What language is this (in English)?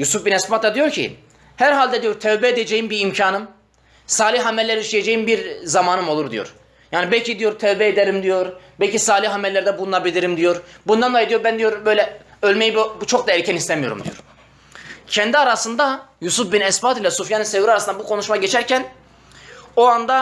Turkish